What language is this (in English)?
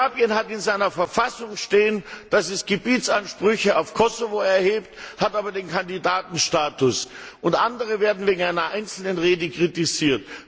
German